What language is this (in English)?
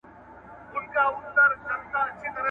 Pashto